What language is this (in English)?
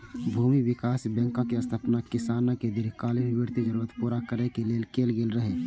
Maithili